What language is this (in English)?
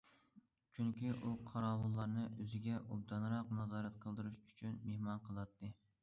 Uyghur